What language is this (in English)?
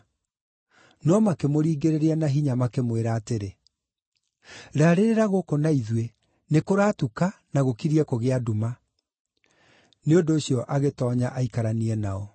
Kikuyu